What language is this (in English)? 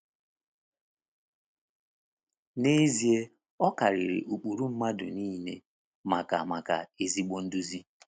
Igbo